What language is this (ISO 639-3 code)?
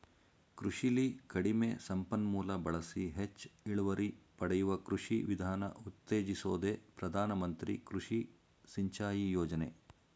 kan